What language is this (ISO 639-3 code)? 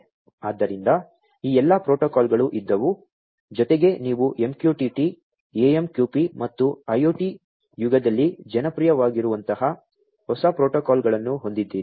kan